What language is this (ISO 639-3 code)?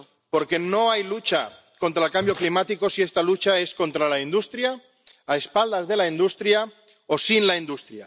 spa